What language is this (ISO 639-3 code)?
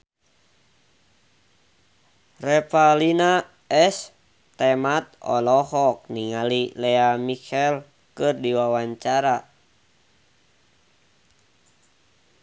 sun